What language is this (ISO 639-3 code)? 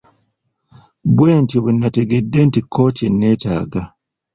lug